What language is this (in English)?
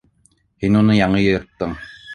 Bashkir